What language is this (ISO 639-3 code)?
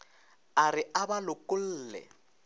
nso